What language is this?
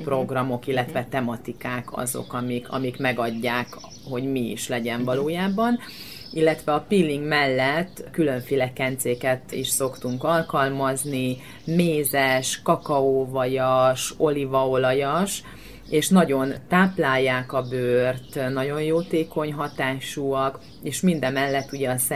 Hungarian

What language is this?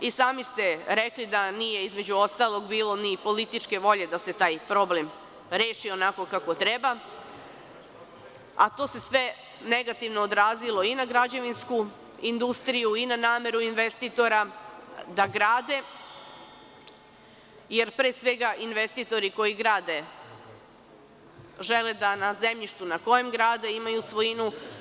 Serbian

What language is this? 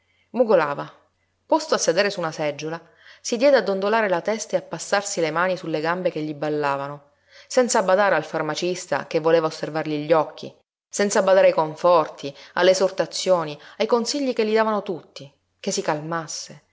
Italian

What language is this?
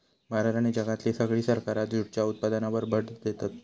Marathi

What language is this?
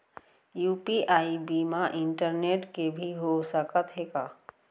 Chhattisgarhi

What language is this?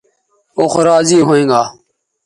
Bateri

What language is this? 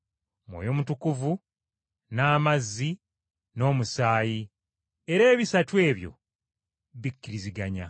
Ganda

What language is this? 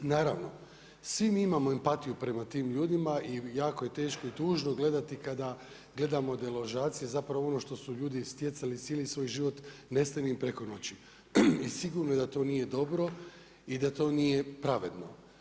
Croatian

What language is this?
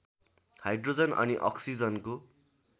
Nepali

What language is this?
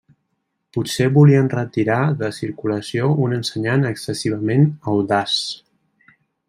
Catalan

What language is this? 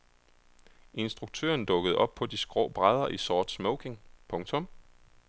Danish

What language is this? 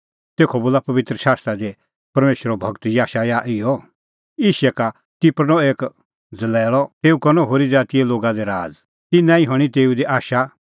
Kullu Pahari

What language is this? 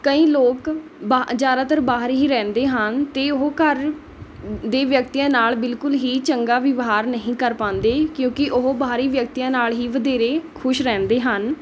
Punjabi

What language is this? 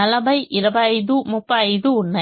Telugu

